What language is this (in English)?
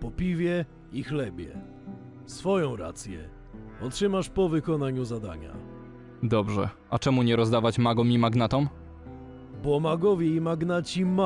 Polish